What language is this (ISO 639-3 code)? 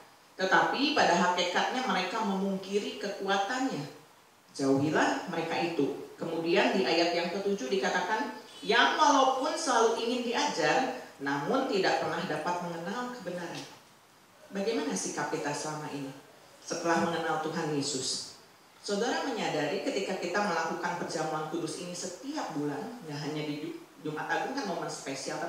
ind